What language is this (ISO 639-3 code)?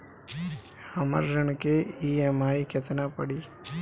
bho